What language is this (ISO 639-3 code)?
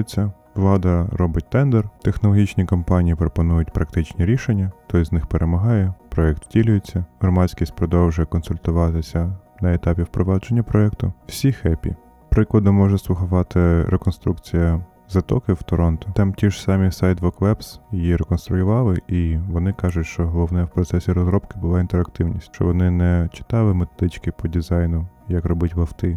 ukr